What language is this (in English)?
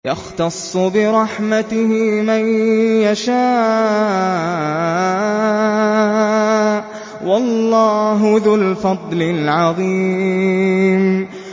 Arabic